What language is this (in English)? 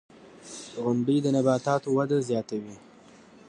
Pashto